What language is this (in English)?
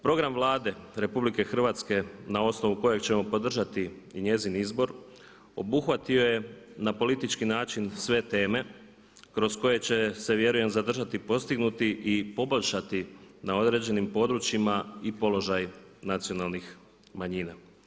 Croatian